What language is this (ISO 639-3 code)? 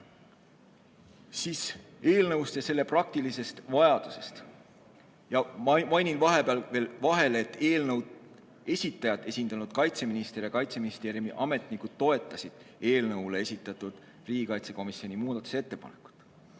est